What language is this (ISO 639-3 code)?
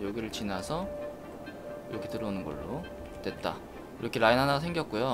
kor